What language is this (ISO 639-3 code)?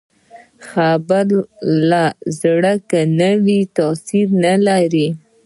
pus